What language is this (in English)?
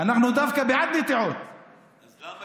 Hebrew